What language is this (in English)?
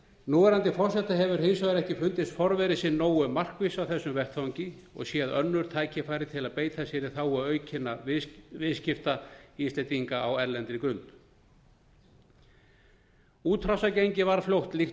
Icelandic